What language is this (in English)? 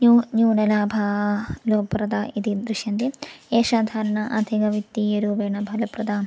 Sanskrit